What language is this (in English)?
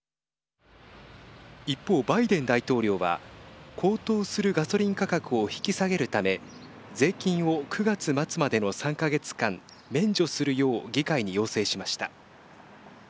Japanese